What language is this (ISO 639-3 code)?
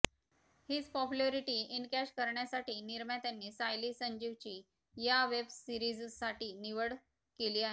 mar